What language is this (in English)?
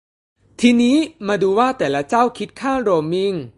Thai